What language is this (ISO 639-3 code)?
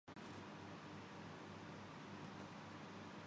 urd